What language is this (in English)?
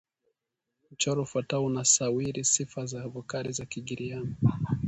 Swahili